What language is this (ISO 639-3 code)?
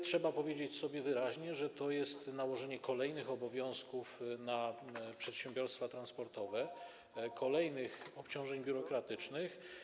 pol